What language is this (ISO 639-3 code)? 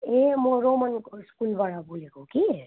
nep